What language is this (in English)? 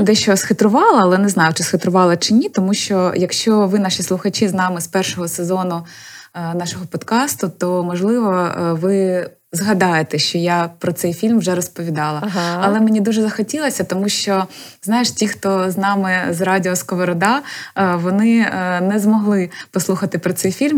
Ukrainian